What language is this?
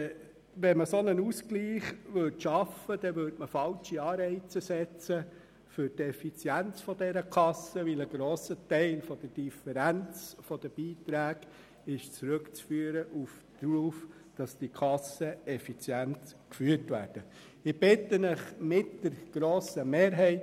Swiss German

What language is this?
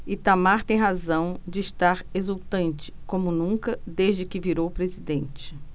Portuguese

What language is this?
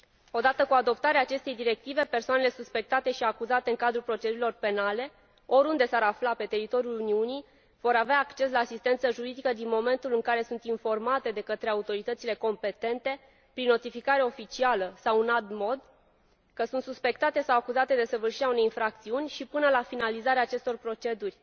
Romanian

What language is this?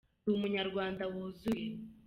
Kinyarwanda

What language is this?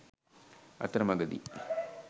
Sinhala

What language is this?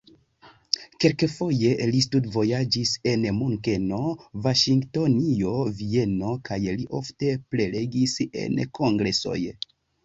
Esperanto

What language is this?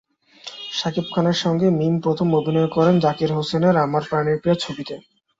Bangla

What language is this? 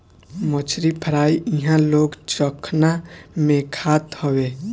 Bhojpuri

